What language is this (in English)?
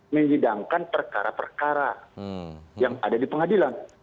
Indonesian